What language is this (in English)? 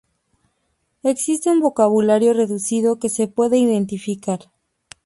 Spanish